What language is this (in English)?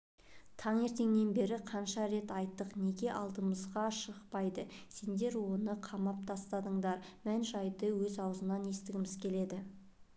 Kazakh